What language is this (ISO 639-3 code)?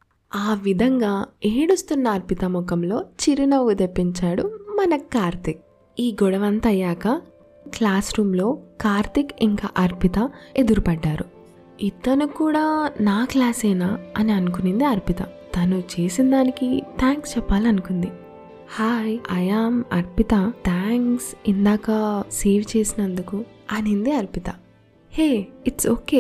tel